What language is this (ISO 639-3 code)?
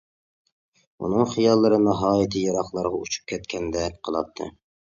uig